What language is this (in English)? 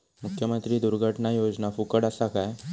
Marathi